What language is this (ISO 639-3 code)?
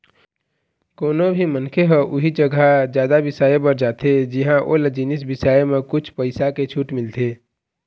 hne